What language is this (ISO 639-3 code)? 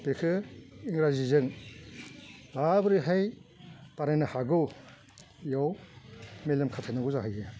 brx